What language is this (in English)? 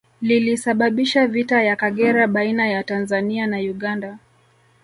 Swahili